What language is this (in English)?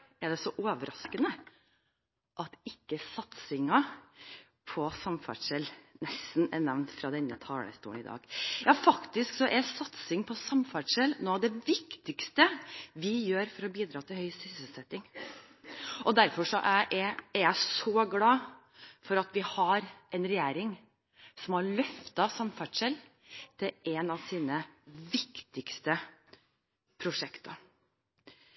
Norwegian Bokmål